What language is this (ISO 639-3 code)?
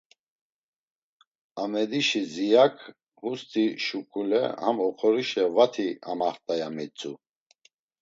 lzz